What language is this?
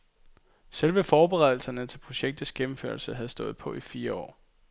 Danish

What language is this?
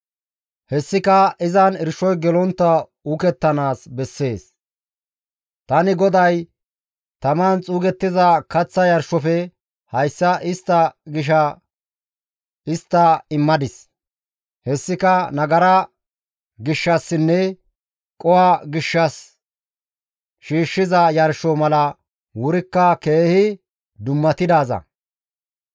Gamo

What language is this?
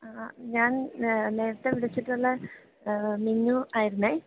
Malayalam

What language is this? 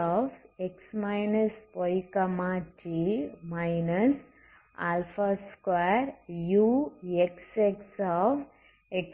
Tamil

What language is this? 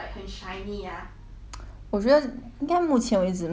English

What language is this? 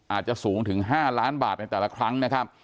Thai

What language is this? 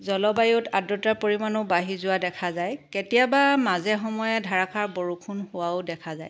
Assamese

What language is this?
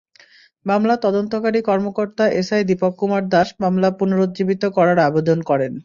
Bangla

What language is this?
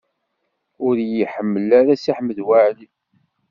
Kabyle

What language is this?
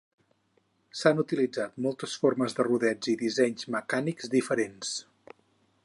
Catalan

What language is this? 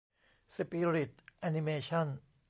Thai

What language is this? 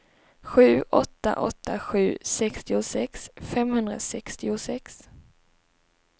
Swedish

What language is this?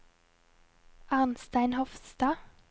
Norwegian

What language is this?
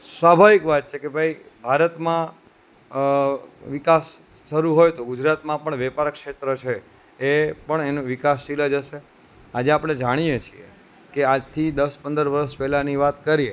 Gujarati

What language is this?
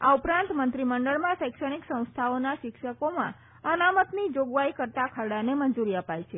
Gujarati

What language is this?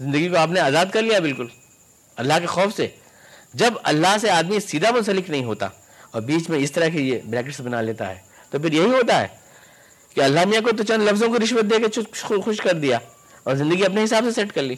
Urdu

